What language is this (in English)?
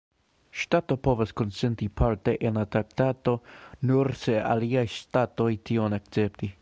Esperanto